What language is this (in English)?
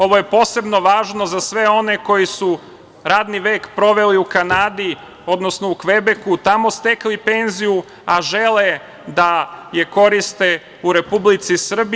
Serbian